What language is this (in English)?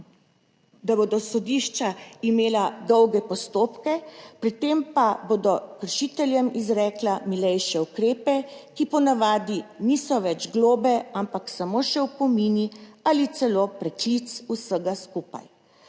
Slovenian